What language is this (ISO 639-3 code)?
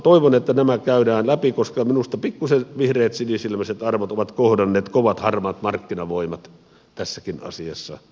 fin